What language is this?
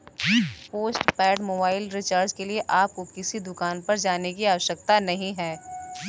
Hindi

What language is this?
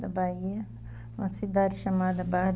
Portuguese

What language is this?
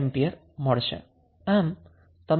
Gujarati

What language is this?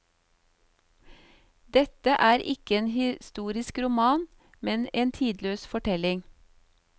Norwegian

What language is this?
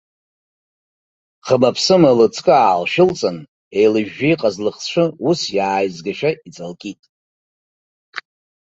Abkhazian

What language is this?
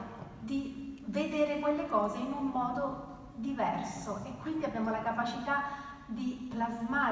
Italian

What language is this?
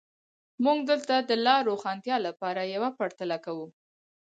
Pashto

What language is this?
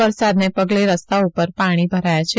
Gujarati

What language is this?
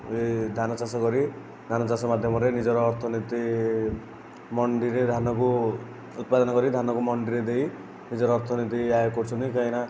Odia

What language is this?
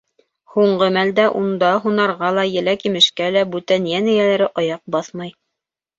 Bashkir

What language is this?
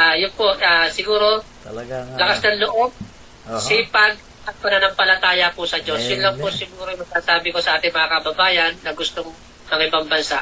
Filipino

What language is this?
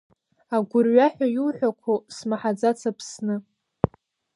Abkhazian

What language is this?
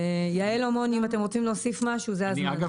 Hebrew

